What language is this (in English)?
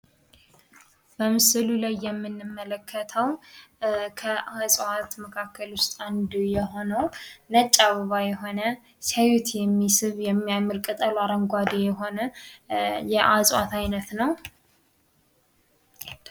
Amharic